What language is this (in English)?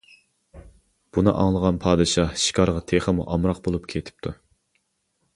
Uyghur